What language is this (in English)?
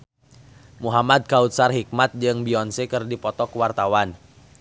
Sundanese